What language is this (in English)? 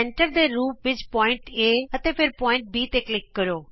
Punjabi